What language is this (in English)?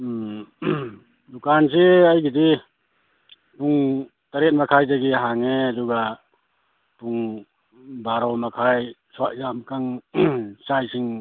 Manipuri